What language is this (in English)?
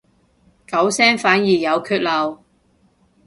Cantonese